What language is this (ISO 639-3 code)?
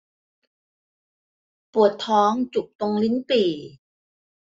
tha